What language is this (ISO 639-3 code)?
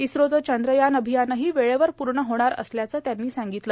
mar